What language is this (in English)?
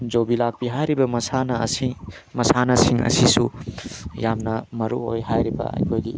Manipuri